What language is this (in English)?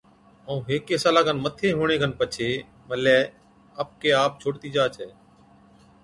Od